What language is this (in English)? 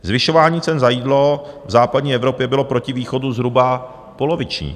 Czech